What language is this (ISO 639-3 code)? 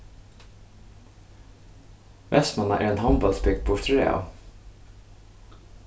fao